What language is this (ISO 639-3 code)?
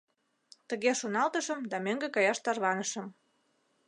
chm